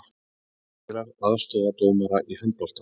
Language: Icelandic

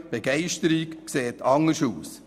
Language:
Swiss German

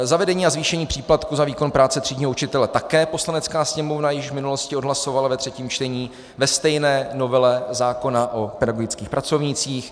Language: Czech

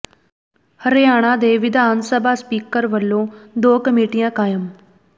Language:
Punjabi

